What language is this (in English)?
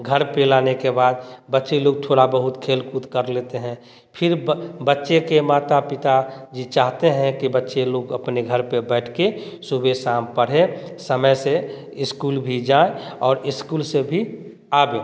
Hindi